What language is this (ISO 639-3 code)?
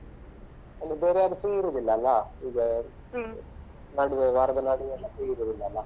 kan